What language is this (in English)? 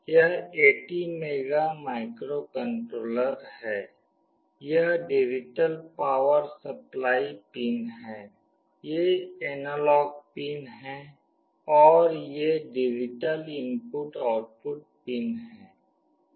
Hindi